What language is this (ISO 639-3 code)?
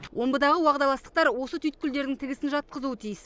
kaz